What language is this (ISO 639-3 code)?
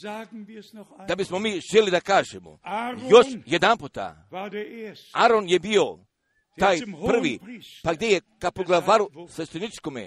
hrv